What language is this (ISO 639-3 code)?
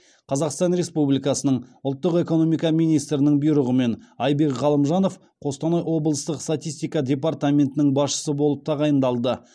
kaz